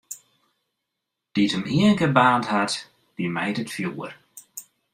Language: Western Frisian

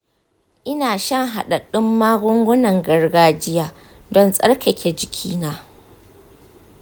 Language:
Hausa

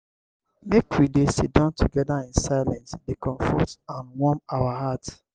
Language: Nigerian Pidgin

